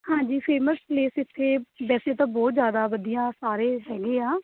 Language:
Punjabi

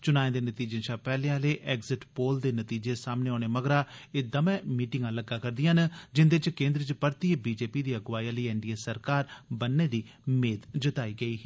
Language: Dogri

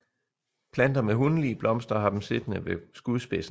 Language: Danish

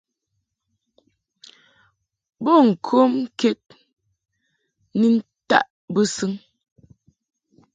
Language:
Mungaka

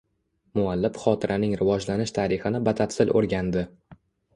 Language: Uzbek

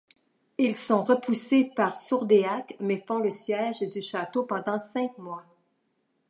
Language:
French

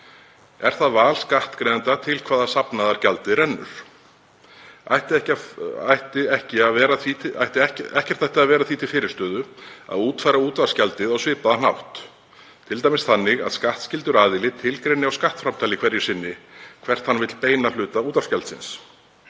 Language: Icelandic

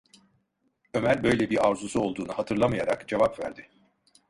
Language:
Turkish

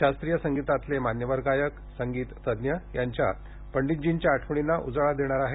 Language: Marathi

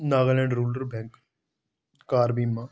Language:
Dogri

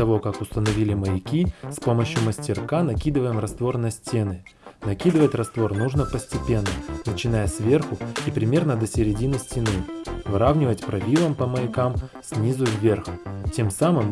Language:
Russian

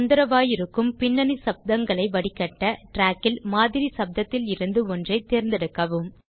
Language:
Tamil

